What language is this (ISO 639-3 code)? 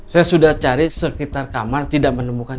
ind